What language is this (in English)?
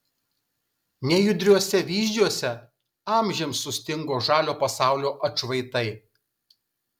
Lithuanian